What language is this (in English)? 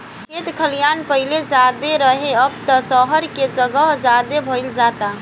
Bhojpuri